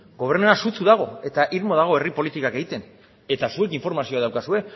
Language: Basque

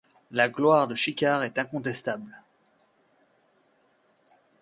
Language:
French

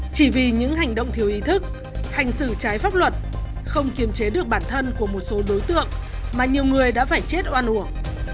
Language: Vietnamese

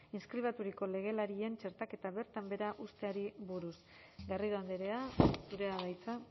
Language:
Basque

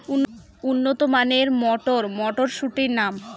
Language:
Bangla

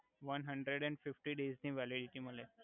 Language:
Gujarati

